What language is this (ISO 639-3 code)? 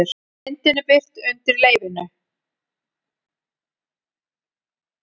isl